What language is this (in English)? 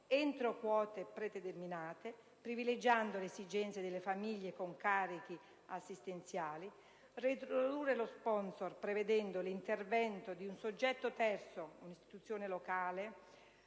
Italian